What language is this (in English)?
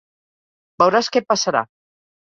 Catalan